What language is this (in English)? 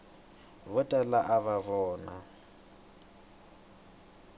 Tsonga